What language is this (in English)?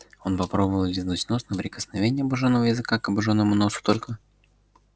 Russian